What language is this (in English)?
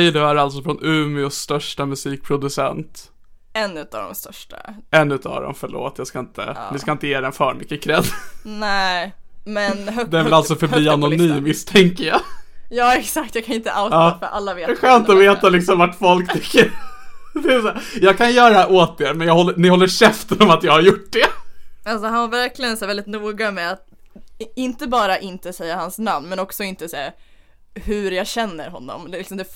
Swedish